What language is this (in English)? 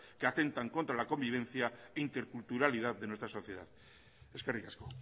Spanish